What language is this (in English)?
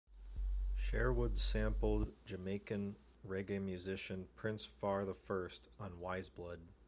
English